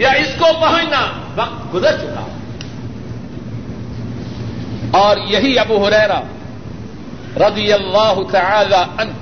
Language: Urdu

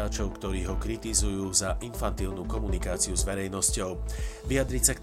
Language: Slovak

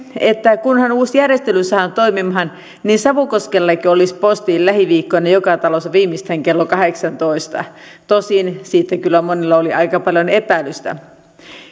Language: Finnish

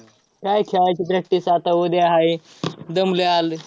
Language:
Marathi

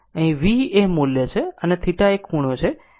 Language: Gujarati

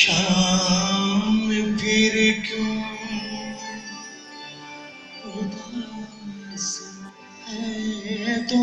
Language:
Hindi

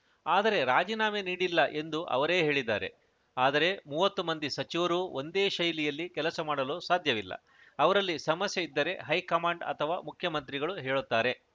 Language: Kannada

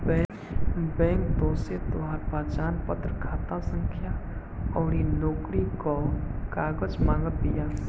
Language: Bhojpuri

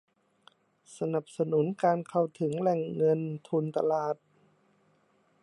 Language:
Thai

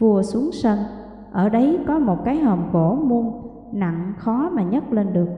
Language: Vietnamese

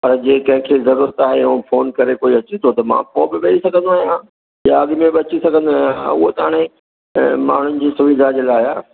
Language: Sindhi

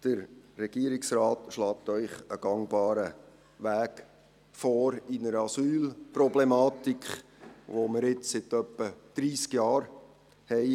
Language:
Swiss German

